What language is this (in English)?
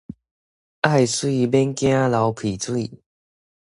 Min Nan Chinese